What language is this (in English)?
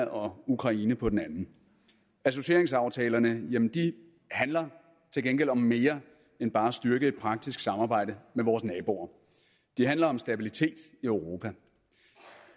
Danish